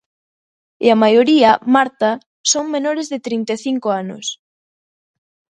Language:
Galician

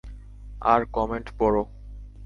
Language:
Bangla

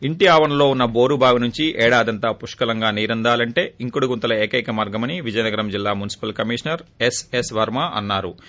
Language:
Telugu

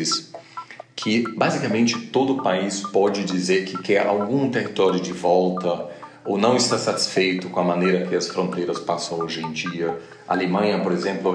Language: Portuguese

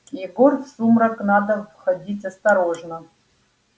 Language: Russian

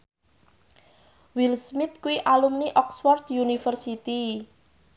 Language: Javanese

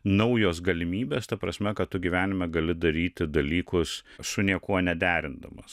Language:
Lithuanian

